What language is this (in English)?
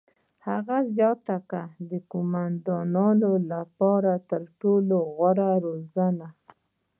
Pashto